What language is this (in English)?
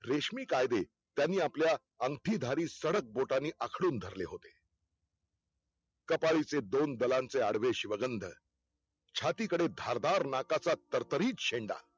Marathi